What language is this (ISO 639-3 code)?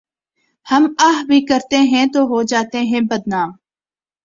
urd